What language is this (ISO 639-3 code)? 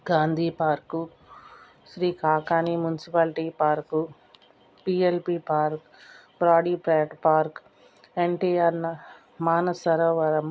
tel